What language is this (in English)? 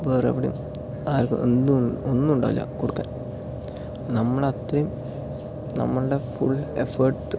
Malayalam